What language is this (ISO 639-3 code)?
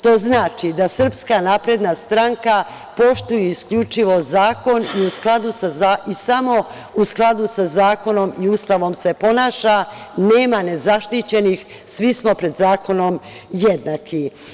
srp